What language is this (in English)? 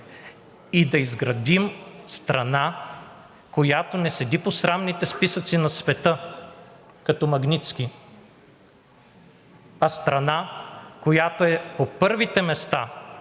Bulgarian